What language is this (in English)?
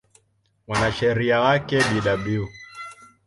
Swahili